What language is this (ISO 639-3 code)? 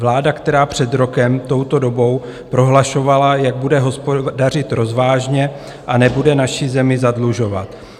ces